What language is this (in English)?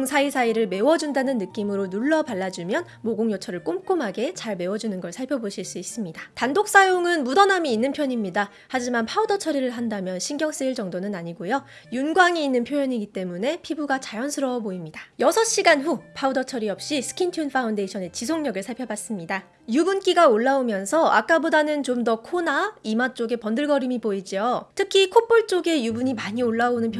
Korean